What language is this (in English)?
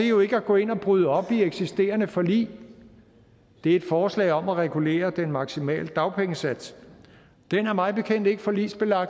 Danish